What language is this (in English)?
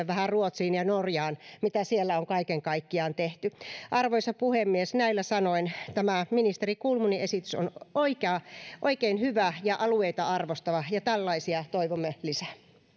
Finnish